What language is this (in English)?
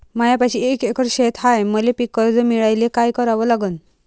Marathi